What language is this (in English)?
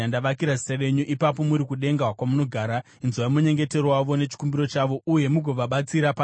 Shona